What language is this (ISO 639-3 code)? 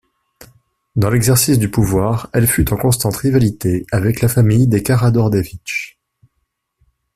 fra